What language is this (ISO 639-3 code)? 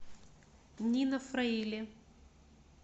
rus